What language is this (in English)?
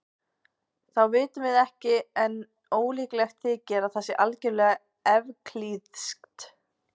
Icelandic